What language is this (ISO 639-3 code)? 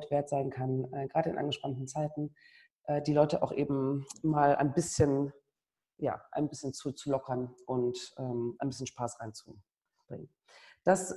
deu